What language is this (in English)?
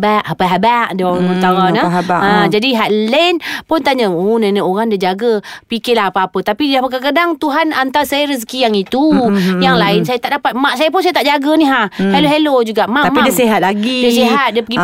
Malay